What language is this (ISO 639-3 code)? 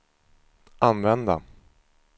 swe